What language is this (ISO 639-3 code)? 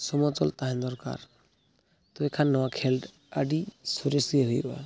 sat